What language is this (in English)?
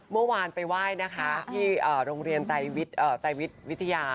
Thai